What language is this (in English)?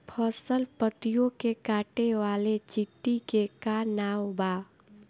Bhojpuri